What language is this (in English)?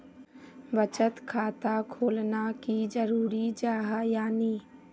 Magahi